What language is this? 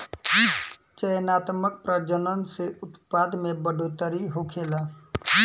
Bhojpuri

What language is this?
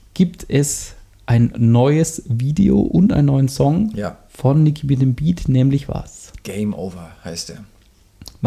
German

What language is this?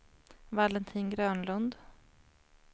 Swedish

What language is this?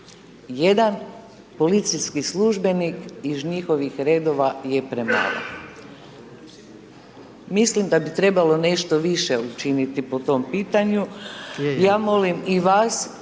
Croatian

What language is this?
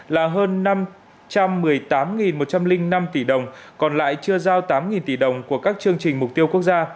Vietnamese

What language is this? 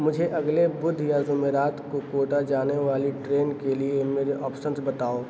Urdu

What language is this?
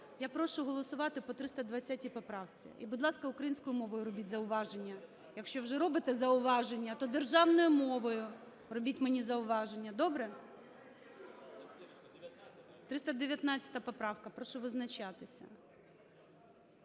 Ukrainian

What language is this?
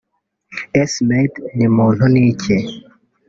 Kinyarwanda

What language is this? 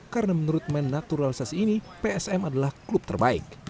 Indonesian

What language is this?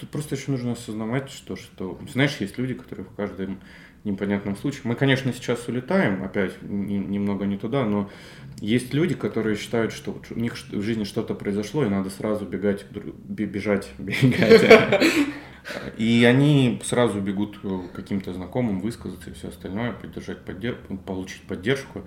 Russian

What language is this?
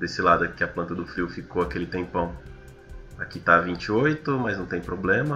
Portuguese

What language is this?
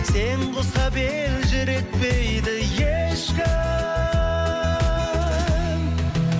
Kazakh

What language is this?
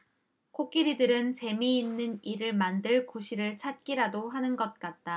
Korean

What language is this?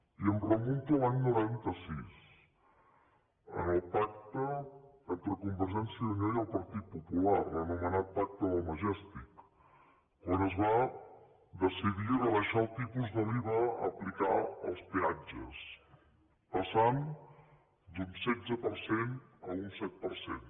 Catalan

